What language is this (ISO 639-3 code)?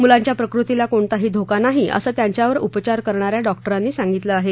mar